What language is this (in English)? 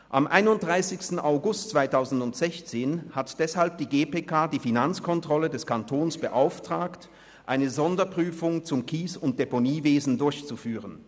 Swiss German